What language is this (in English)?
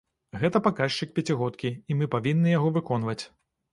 Belarusian